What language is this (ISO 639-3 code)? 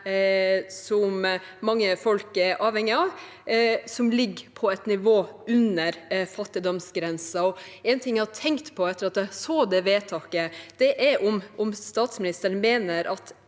nor